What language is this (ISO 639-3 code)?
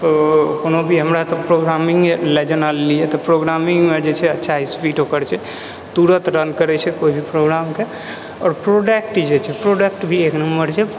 mai